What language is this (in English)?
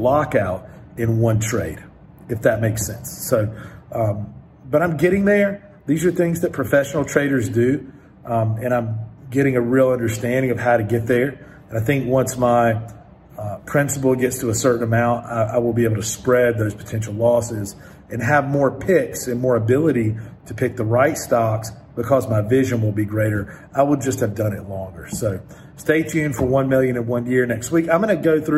English